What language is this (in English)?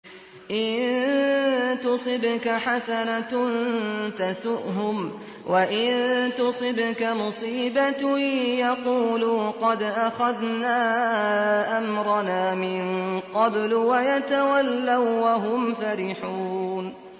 Arabic